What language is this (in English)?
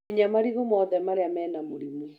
Kikuyu